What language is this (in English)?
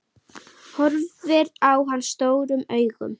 Icelandic